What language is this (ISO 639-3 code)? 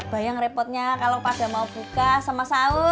ind